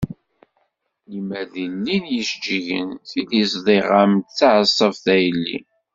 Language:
Kabyle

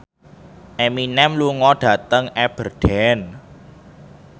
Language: Javanese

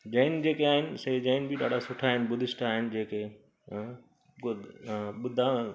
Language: Sindhi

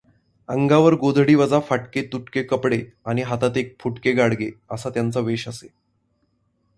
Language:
Marathi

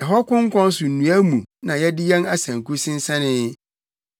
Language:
Akan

